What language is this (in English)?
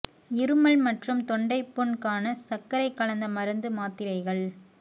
Tamil